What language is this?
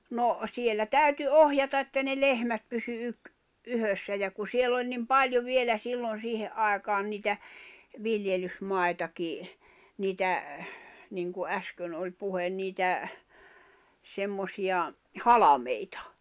Finnish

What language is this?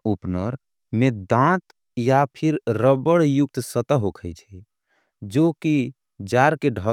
Angika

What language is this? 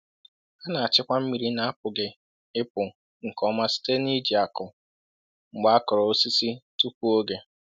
Igbo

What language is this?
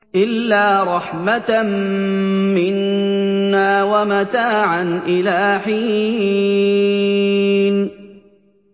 Arabic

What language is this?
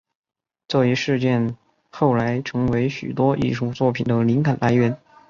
Chinese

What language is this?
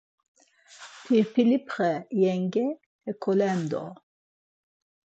Laz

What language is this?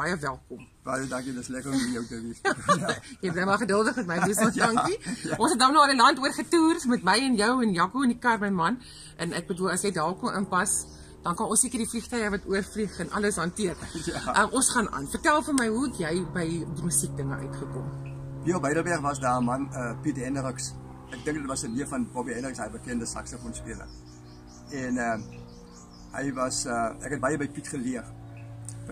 Dutch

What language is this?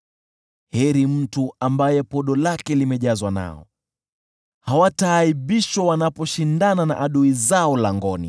Swahili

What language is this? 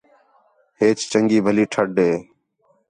Khetrani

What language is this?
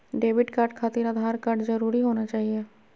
Magahi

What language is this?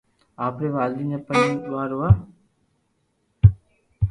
Loarki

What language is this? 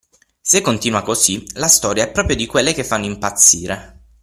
Italian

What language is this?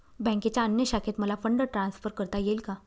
Marathi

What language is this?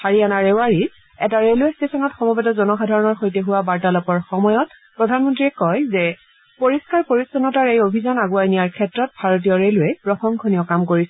Assamese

